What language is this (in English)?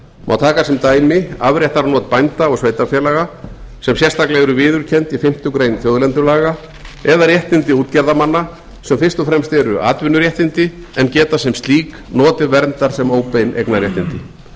Icelandic